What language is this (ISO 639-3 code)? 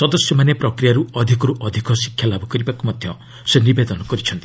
ori